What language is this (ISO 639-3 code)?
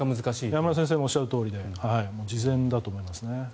jpn